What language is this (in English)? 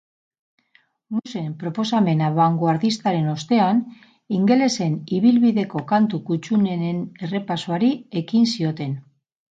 Basque